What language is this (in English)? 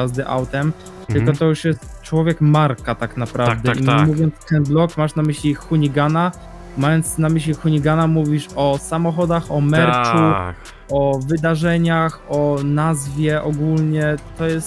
Polish